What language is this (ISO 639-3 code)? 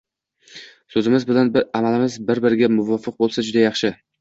uzb